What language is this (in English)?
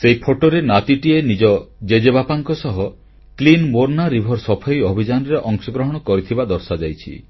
Odia